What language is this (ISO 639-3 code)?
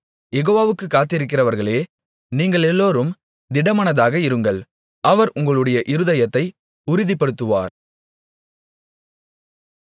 tam